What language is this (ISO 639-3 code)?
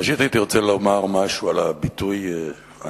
heb